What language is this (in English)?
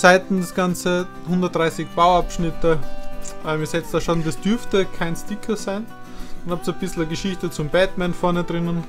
German